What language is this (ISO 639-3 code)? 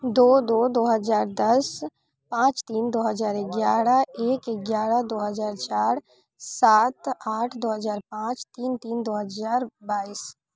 mai